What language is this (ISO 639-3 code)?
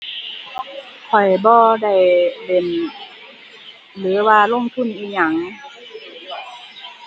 tha